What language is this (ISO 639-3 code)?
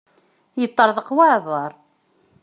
kab